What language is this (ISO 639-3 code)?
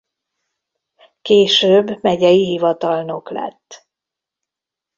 hun